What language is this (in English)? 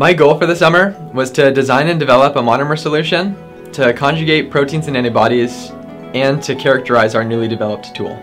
English